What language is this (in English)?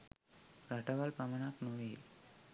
Sinhala